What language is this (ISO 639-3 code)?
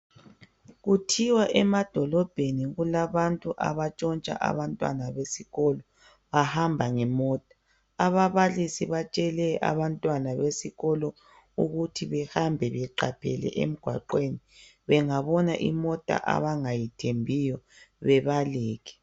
nde